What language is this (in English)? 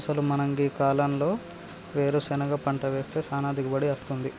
Telugu